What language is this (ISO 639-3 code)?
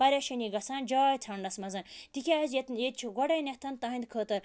kas